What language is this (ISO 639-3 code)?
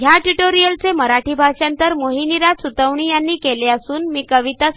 mar